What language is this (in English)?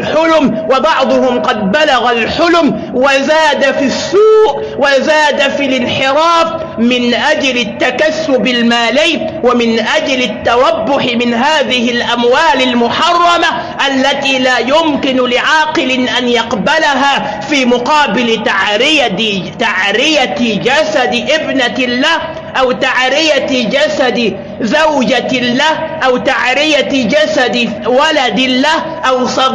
Arabic